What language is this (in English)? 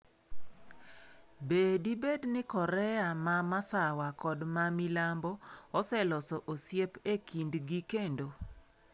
Luo (Kenya and Tanzania)